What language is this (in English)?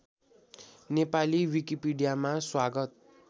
Nepali